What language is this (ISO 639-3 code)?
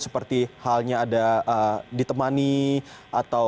ind